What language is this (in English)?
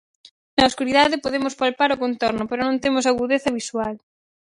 Galician